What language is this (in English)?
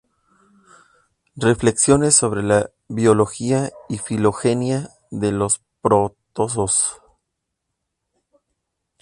Spanish